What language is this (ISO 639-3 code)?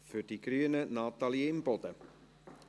gsw